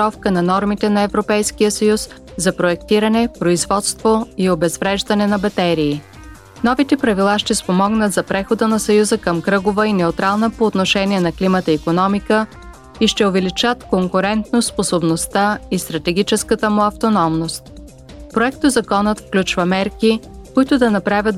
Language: Bulgarian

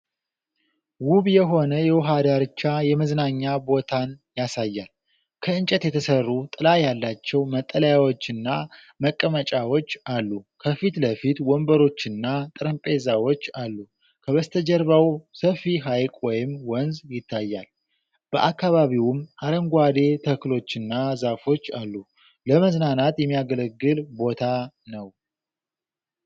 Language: Amharic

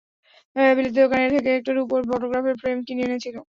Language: Bangla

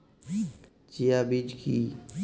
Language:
Bangla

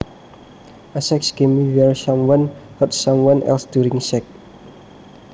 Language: Javanese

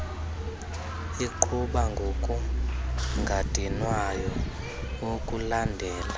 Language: Xhosa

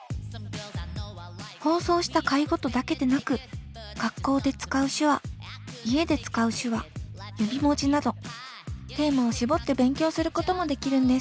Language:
Japanese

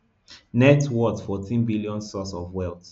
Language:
Nigerian Pidgin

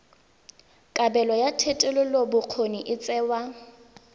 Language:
Tswana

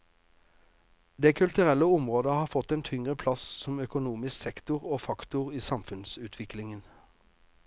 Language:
Norwegian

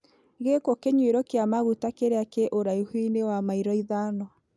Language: Kikuyu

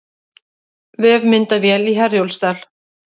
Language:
Icelandic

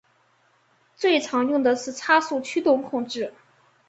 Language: Chinese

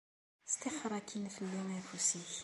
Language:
Kabyle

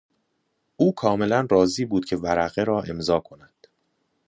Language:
Persian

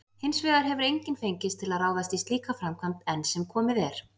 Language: Icelandic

